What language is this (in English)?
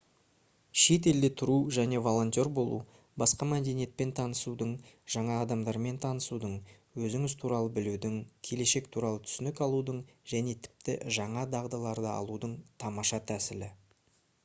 Kazakh